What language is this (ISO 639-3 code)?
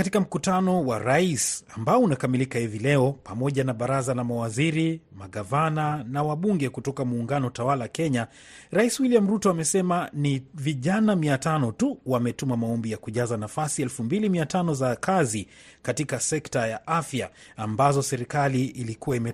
swa